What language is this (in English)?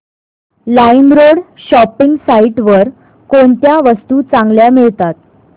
Marathi